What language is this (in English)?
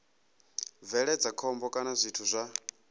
Venda